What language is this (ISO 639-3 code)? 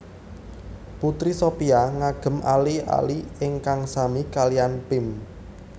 jav